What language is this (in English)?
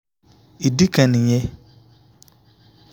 Yoruba